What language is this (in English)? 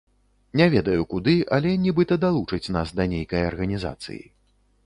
Belarusian